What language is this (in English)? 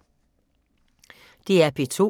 Danish